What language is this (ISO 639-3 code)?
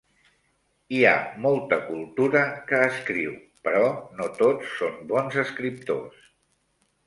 cat